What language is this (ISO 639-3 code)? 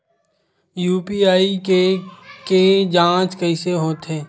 hne